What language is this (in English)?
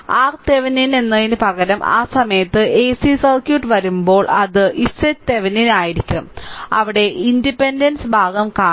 Malayalam